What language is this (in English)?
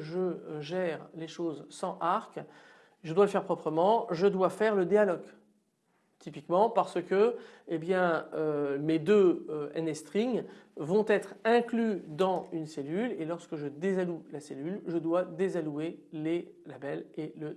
French